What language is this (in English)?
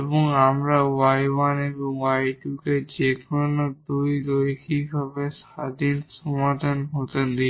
Bangla